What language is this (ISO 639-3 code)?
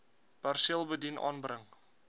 afr